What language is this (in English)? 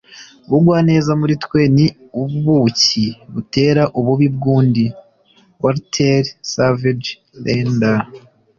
Kinyarwanda